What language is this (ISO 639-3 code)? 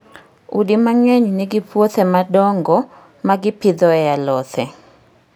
luo